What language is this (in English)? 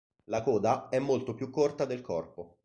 Italian